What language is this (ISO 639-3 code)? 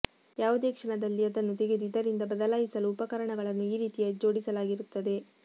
kan